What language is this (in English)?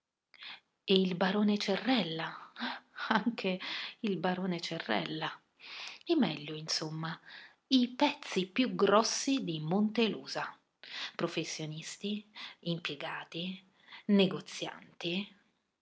Italian